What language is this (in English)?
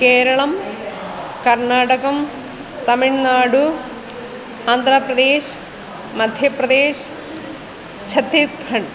Sanskrit